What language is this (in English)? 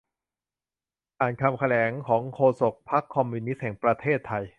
Thai